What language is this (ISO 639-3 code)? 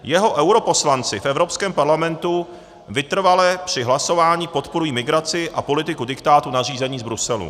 ces